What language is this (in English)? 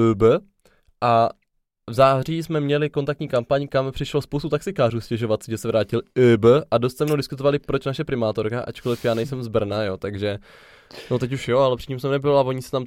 Czech